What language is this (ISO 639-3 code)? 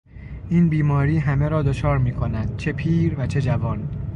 fas